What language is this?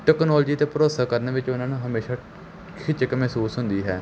Punjabi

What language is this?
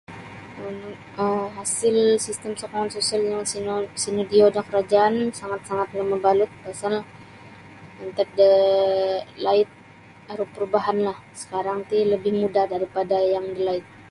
Sabah Bisaya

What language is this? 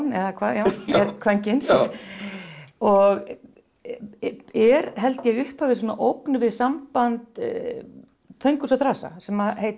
Icelandic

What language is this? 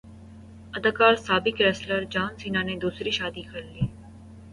Urdu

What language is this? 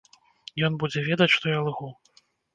Belarusian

